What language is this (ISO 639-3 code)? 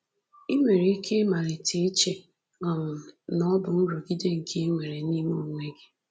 ibo